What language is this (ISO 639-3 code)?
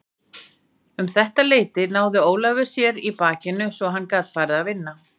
isl